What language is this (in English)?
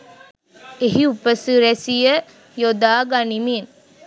Sinhala